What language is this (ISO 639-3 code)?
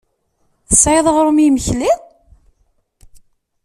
kab